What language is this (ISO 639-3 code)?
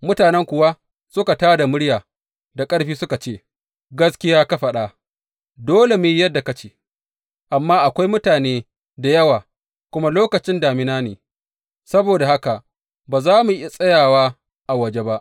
hau